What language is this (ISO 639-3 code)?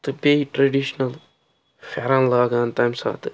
kas